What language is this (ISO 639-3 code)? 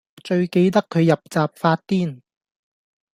yue